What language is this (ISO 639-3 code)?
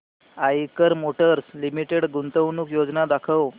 mar